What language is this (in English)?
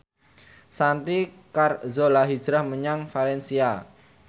Javanese